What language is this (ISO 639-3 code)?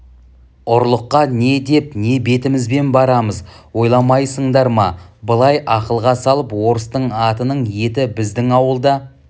kaz